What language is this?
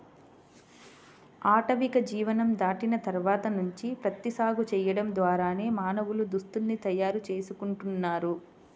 Telugu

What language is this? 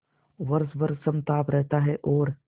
Hindi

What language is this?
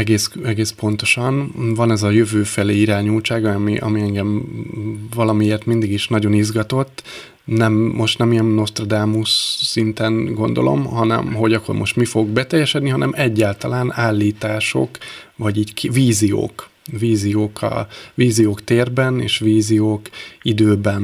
Hungarian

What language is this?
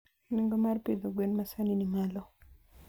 Luo (Kenya and Tanzania)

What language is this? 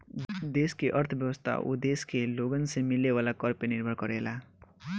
Bhojpuri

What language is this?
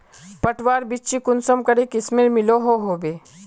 Magahi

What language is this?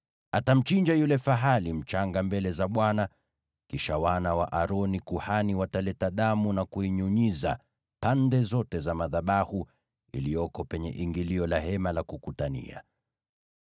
Swahili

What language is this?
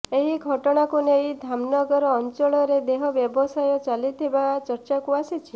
Odia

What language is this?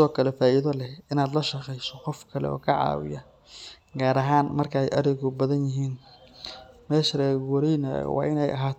Somali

